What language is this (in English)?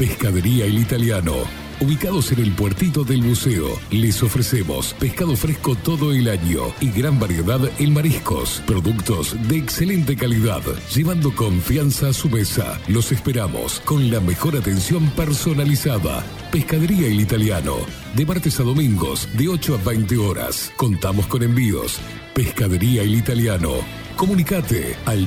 Spanish